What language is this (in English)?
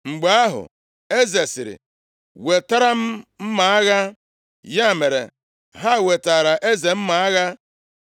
Igbo